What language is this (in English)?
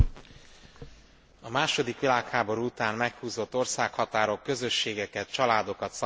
Hungarian